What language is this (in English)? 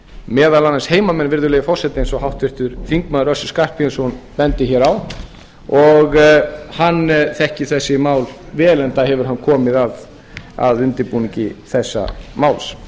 Icelandic